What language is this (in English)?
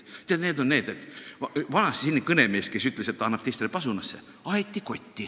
Estonian